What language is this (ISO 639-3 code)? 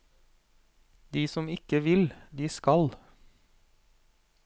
nor